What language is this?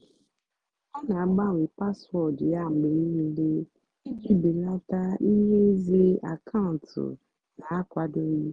Igbo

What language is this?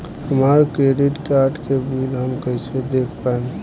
Bhojpuri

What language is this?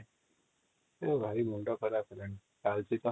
Odia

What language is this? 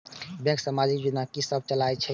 Maithili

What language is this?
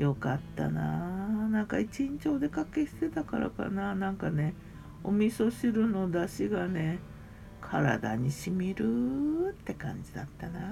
Japanese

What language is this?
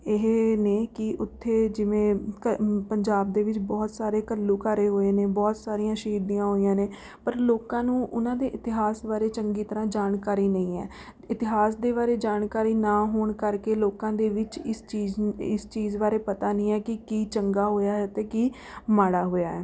Punjabi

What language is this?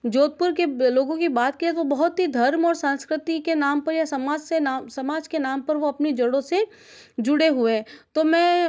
Hindi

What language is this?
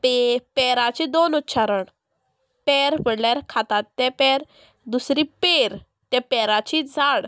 Konkani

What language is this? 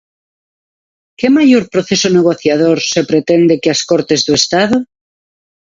Galician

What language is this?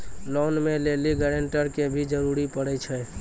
Maithili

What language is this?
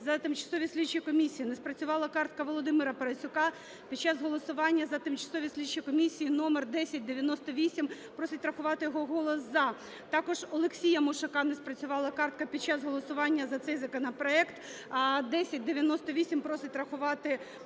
Ukrainian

